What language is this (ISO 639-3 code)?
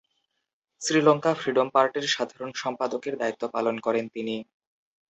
ben